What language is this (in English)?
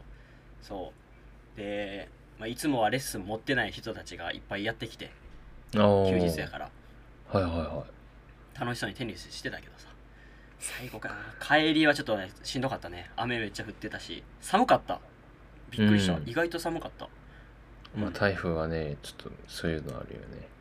Japanese